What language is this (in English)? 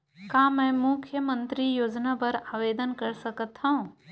Chhattisgarhi